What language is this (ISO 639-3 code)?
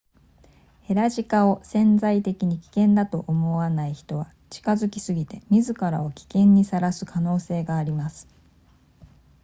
jpn